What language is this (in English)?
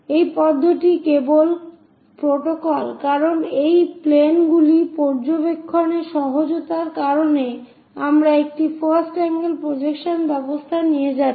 Bangla